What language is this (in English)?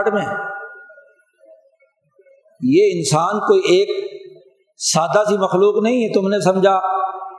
Urdu